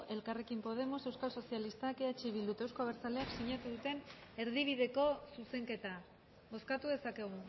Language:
Basque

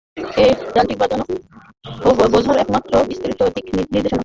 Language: Bangla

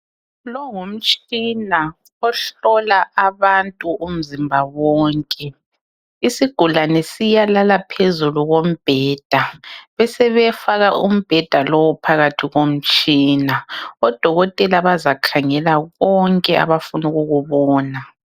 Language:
North Ndebele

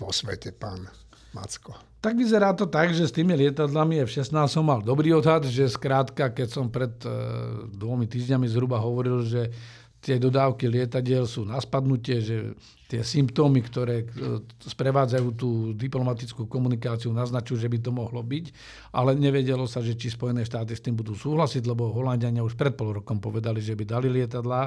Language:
Slovak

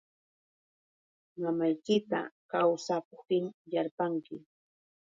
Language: Yauyos Quechua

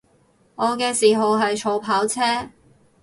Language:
Cantonese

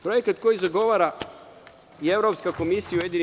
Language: Serbian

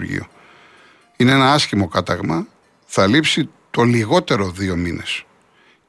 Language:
Greek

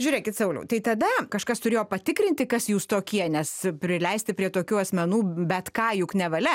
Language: Lithuanian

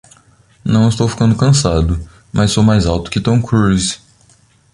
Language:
Portuguese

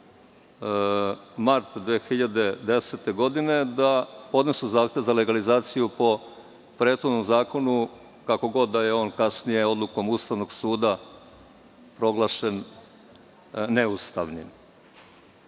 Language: Serbian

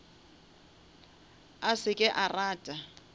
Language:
Northern Sotho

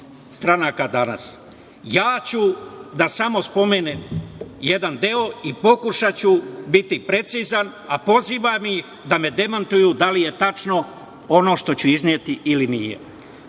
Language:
Serbian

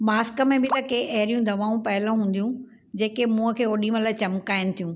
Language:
Sindhi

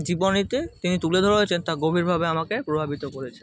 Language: Bangla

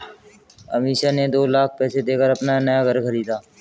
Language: Hindi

